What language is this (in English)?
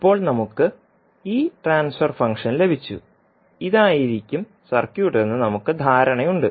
Malayalam